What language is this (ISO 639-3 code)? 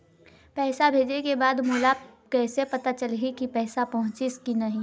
hne